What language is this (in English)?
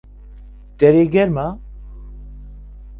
Central Kurdish